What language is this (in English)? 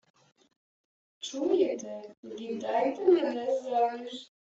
Ukrainian